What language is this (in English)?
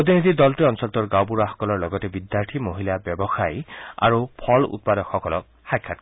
Assamese